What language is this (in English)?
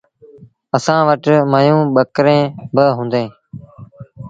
Sindhi Bhil